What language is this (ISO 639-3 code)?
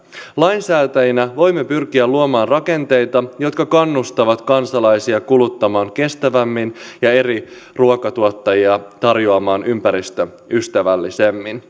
fin